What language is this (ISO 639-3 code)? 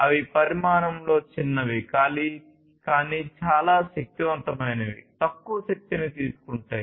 tel